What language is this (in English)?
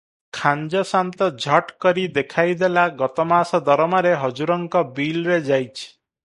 Odia